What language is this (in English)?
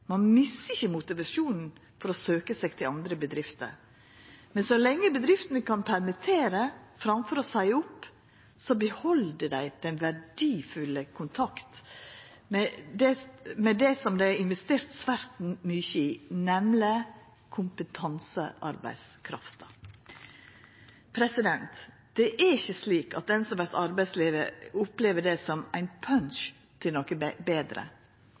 Norwegian Nynorsk